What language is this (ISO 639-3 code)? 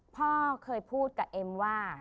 tha